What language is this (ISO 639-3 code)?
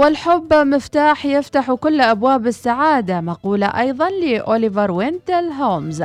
ara